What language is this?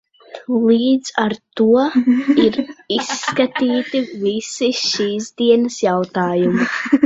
Latvian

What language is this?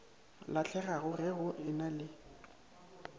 Northern Sotho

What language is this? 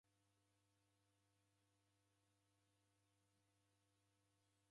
Taita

